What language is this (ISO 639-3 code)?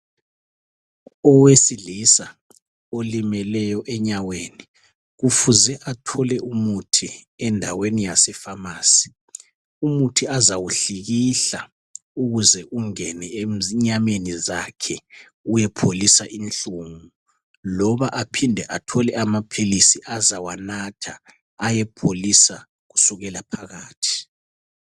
nde